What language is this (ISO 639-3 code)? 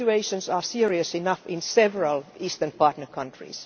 eng